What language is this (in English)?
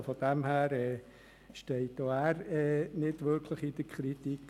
Swiss German